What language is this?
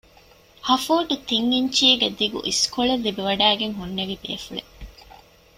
Divehi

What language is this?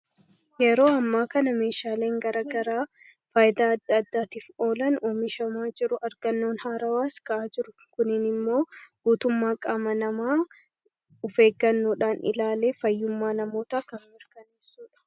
Oromo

